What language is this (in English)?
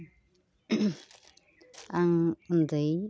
Bodo